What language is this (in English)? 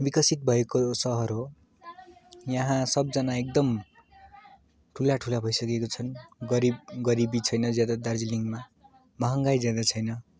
Nepali